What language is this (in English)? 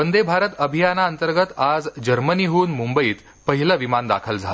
Marathi